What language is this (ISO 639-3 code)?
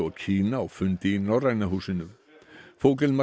isl